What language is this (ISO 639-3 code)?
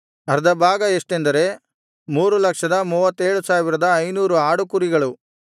kan